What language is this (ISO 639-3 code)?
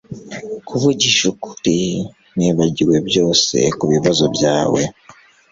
kin